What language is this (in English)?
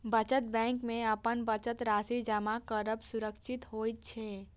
Maithili